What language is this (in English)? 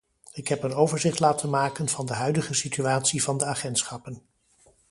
Dutch